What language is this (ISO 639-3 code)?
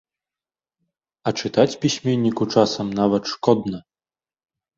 bel